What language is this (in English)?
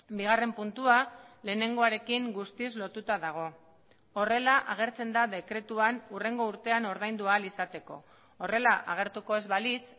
Basque